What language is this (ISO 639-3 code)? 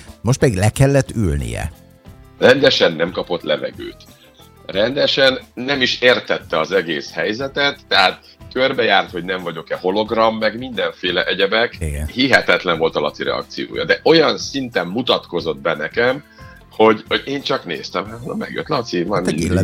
hun